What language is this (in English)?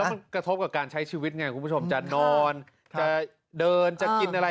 Thai